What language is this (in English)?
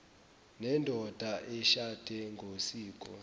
Zulu